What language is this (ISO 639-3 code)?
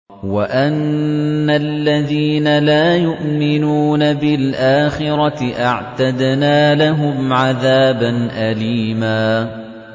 ara